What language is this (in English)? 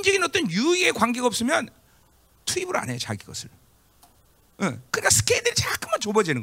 Korean